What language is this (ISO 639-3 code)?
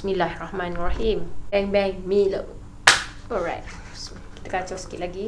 msa